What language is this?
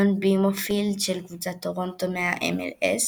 Hebrew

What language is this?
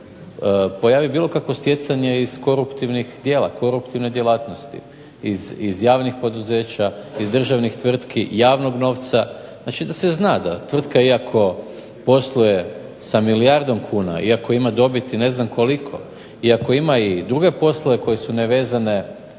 Croatian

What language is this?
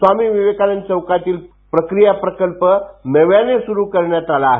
Marathi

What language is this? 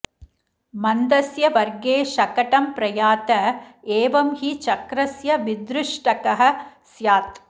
Sanskrit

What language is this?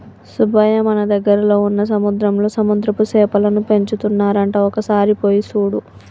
Telugu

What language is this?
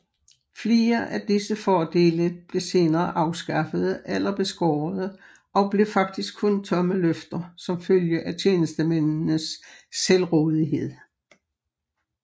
Danish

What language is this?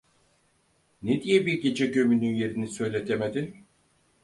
Turkish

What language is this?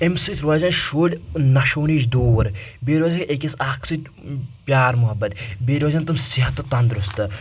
Kashmiri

